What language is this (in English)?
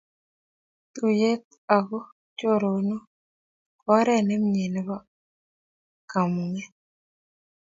Kalenjin